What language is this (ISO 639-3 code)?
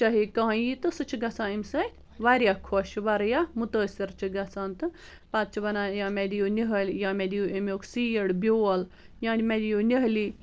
kas